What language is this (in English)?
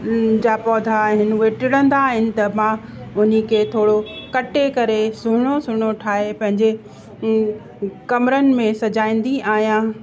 Sindhi